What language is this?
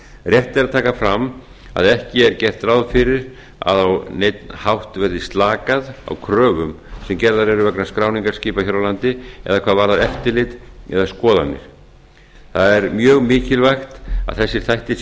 Icelandic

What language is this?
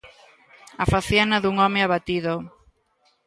Galician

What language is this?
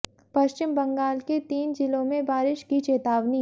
Hindi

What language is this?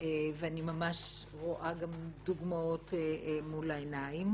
Hebrew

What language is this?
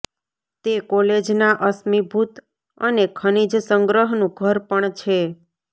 Gujarati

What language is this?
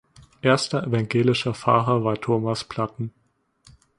German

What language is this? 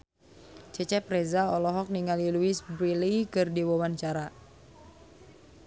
Sundanese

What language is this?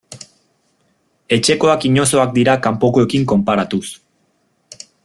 Basque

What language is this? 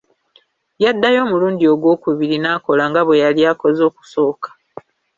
Ganda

